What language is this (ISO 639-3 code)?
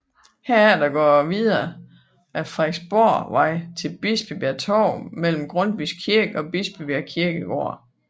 dan